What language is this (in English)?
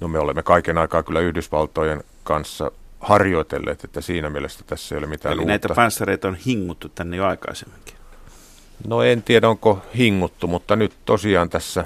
Finnish